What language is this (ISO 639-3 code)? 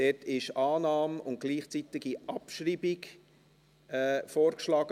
gsw